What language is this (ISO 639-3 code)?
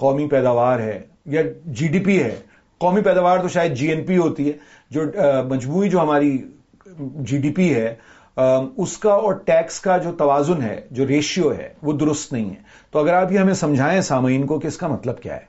urd